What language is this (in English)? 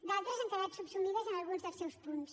Catalan